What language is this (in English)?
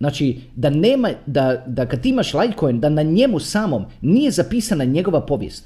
Croatian